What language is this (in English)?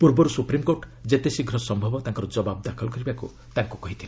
Odia